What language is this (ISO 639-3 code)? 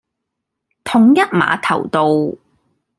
yue